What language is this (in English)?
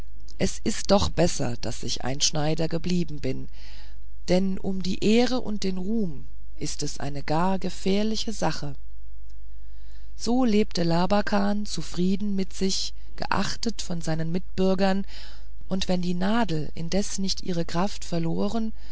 German